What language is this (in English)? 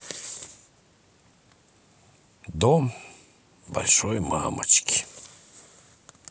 Russian